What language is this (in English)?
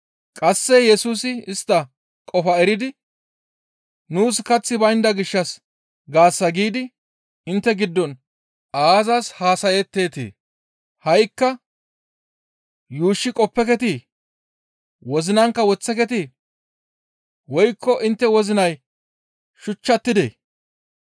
Gamo